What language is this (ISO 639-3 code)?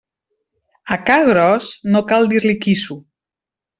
cat